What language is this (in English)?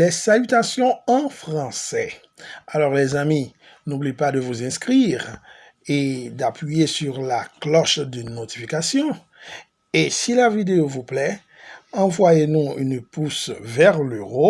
French